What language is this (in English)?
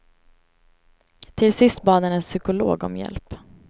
Swedish